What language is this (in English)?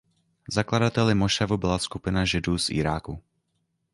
Czech